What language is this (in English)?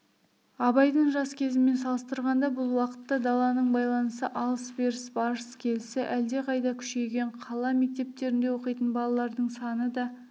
Kazakh